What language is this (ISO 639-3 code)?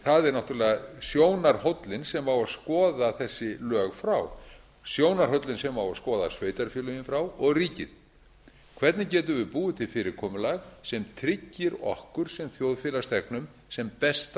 isl